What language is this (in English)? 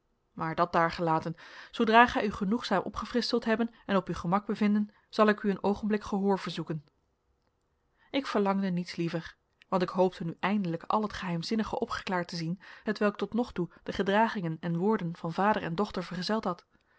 Dutch